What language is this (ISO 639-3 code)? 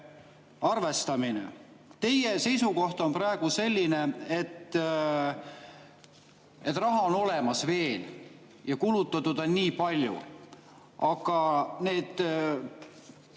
est